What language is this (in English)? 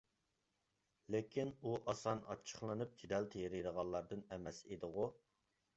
Uyghur